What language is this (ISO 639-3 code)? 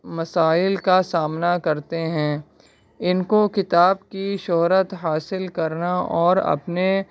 urd